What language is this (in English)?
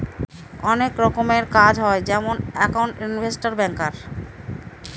Bangla